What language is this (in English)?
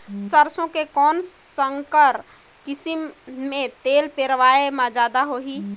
Chhattisgarhi